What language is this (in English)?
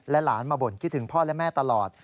Thai